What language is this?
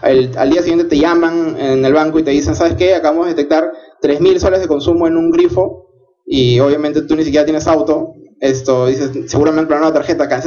Spanish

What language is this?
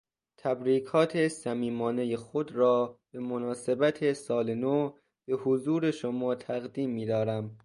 Persian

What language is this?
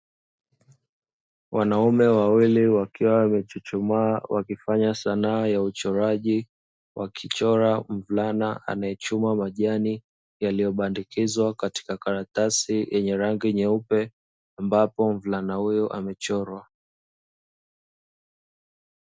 Swahili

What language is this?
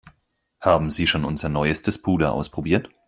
German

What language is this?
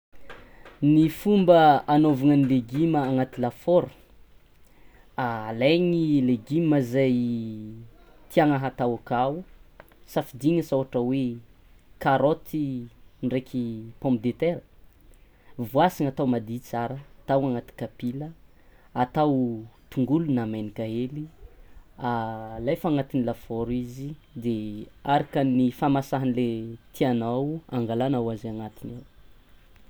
Tsimihety Malagasy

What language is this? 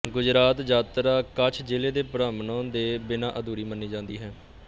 Punjabi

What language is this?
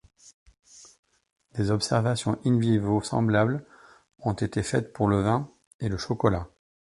French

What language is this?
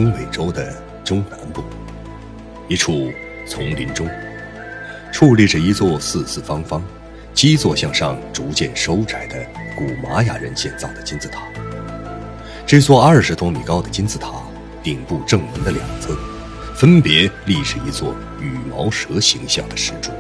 Chinese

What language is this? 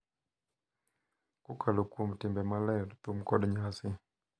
Luo (Kenya and Tanzania)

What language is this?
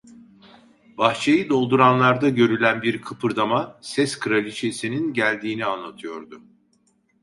Turkish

